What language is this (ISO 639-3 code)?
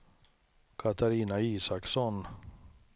swe